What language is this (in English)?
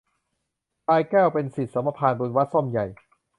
Thai